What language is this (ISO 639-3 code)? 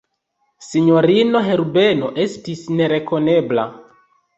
epo